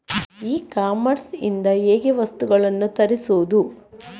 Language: Kannada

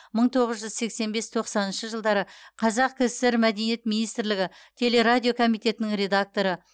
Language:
Kazakh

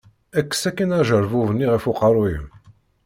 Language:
Kabyle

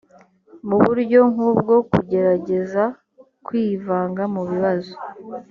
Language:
Kinyarwanda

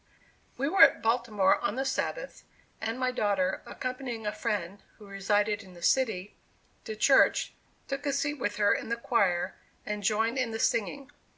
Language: English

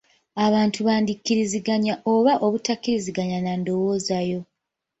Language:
Ganda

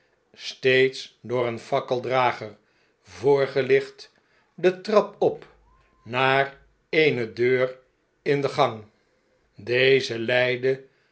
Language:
Dutch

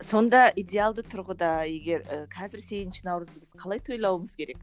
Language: Kazakh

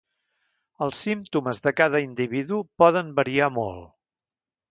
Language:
Catalan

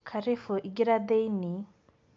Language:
Kikuyu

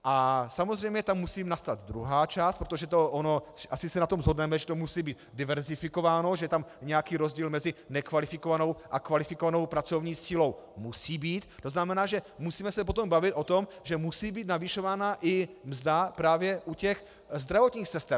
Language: Czech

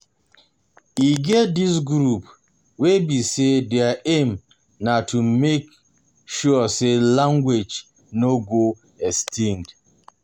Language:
Nigerian Pidgin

